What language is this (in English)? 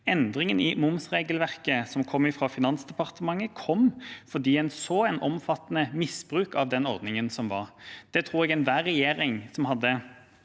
Norwegian